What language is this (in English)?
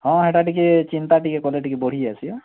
Odia